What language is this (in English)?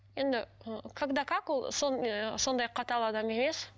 Kazakh